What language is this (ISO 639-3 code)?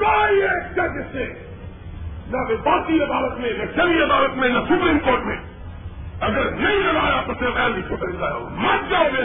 urd